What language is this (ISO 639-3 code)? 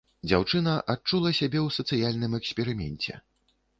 bel